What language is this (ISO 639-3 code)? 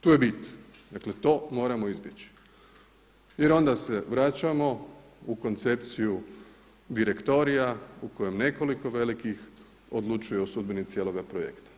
hrv